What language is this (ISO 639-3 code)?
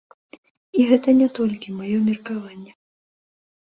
bel